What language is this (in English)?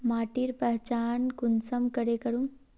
Magahi